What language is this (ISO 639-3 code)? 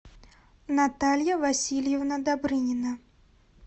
rus